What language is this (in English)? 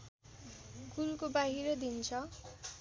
Nepali